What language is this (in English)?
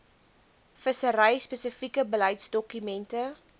Afrikaans